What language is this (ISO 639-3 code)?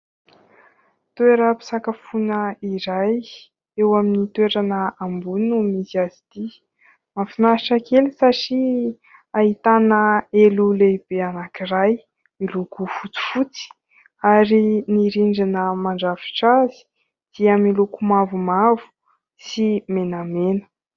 mlg